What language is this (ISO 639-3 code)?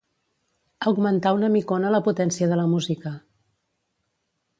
cat